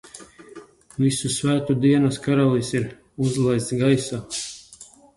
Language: Latvian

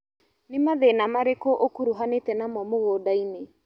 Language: Kikuyu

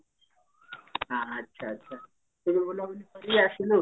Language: Odia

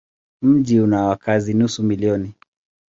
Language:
Swahili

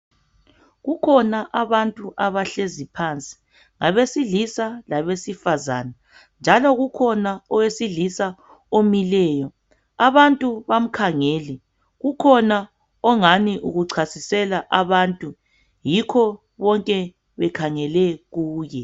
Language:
North Ndebele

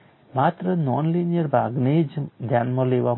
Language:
Gujarati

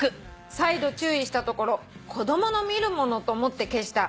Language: Japanese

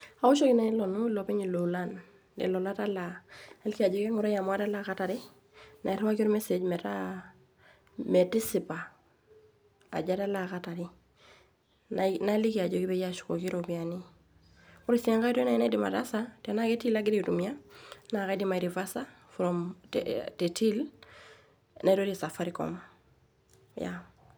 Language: Masai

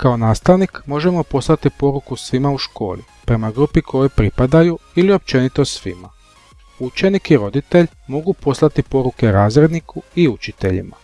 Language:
Croatian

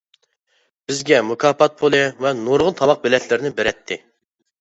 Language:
Uyghur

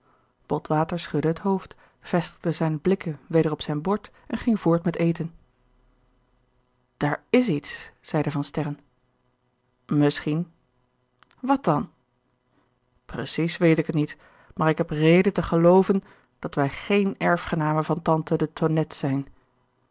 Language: Dutch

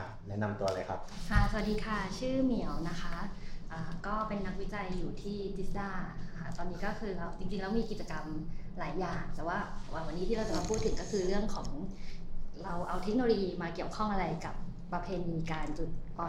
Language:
Thai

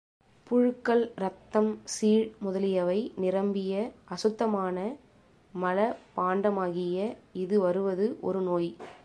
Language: Tamil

